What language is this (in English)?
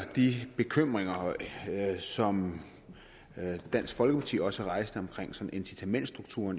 Danish